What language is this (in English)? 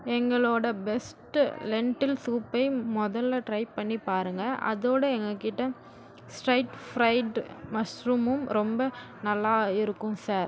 Tamil